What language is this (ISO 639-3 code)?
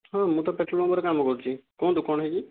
ori